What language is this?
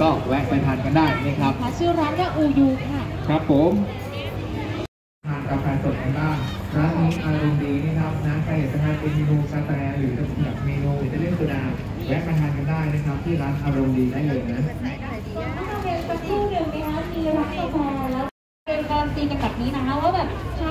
Thai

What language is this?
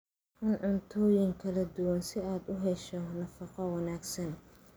Somali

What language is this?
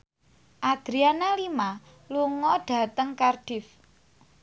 Javanese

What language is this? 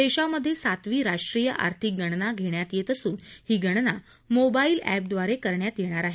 Marathi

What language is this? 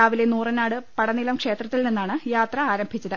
Malayalam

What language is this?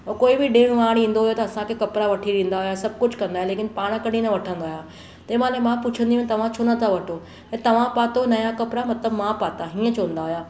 Sindhi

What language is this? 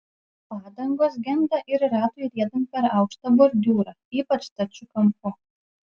Lithuanian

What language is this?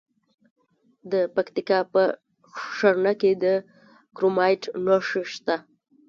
Pashto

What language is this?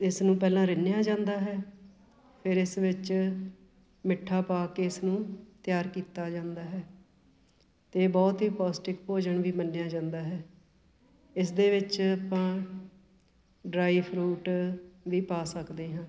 Punjabi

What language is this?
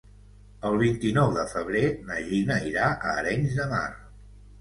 Catalan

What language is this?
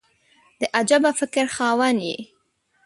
Pashto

